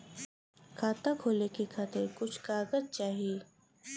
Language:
Bhojpuri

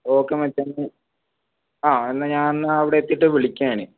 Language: Malayalam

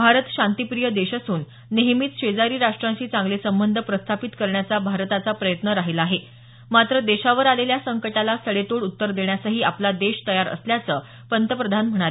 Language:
Marathi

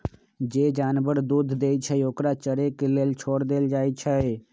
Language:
Magahi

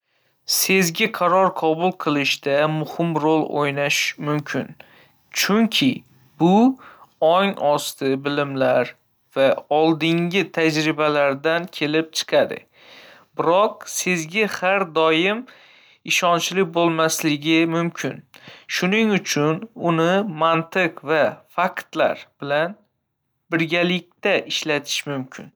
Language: Uzbek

